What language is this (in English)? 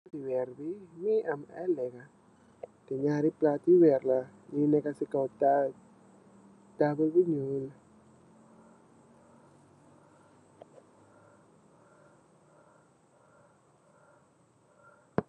Wolof